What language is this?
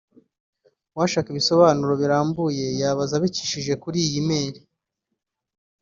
Kinyarwanda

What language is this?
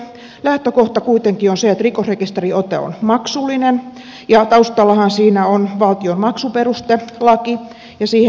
Finnish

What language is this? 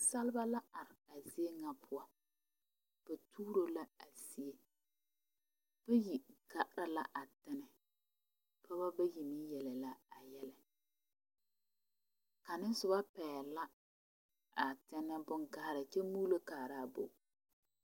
Southern Dagaare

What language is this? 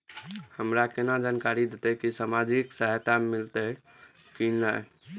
Maithili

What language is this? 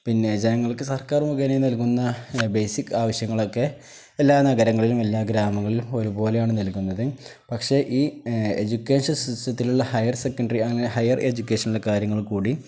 Malayalam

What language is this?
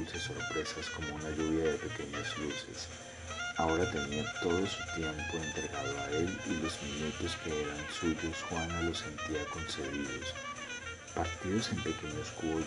Spanish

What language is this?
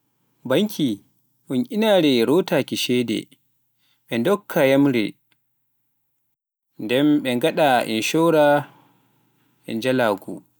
Pular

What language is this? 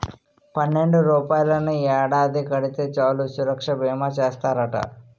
Telugu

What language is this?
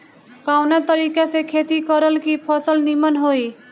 Bhojpuri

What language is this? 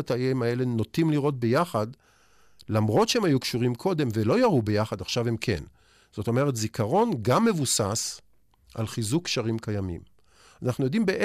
Hebrew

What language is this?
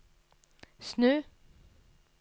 Norwegian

